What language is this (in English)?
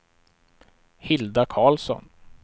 Swedish